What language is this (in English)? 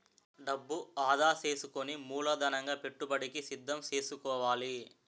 Telugu